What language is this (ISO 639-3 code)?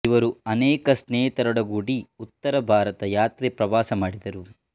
kan